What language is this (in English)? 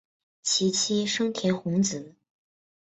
Chinese